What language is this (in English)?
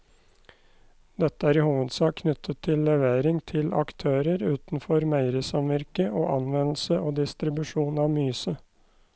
Norwegian